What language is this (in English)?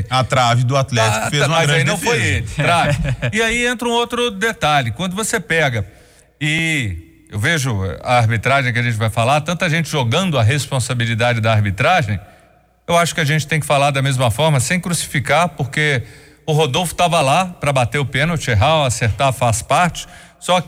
Portuguese